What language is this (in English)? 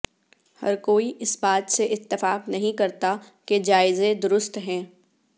Urdu